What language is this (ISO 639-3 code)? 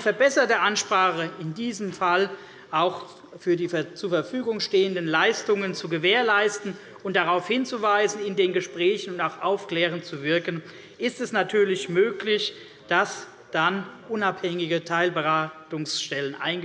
deu